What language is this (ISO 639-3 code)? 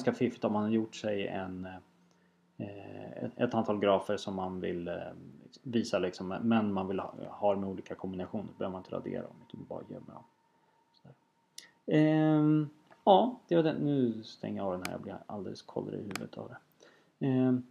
swe